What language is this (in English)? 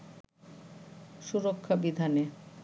Bangla